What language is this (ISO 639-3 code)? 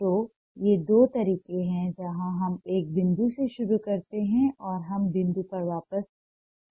hin